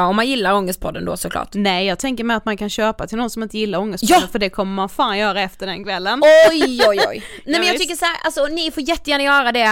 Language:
Swedish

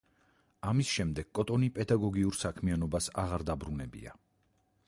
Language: Georgian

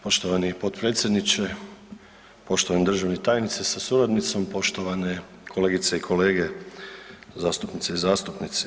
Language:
Croatian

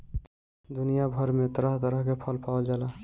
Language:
Bhojpuri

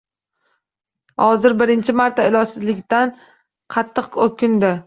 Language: Uzbek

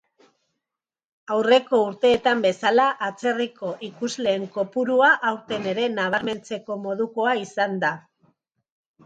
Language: Basque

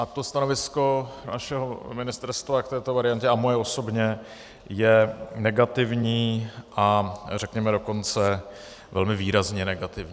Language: Czech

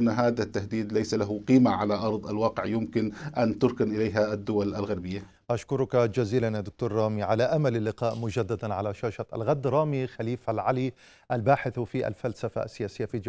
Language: Arabic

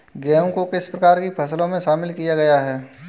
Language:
Hindi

